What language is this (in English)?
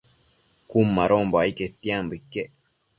Matsés